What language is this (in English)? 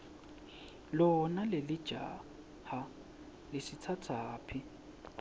Swati